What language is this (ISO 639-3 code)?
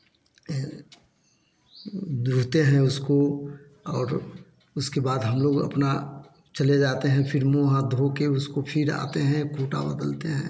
hin